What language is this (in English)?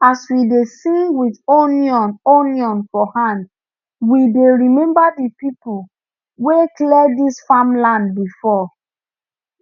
Nigerian Pidgin